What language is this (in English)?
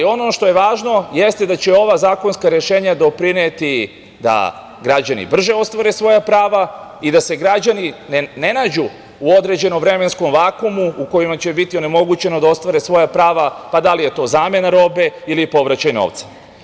Serbian